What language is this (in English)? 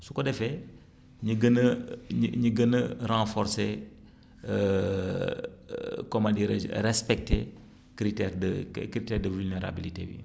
Wolof